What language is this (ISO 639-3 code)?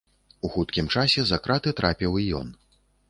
bel